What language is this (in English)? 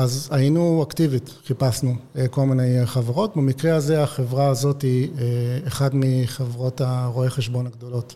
Hebrew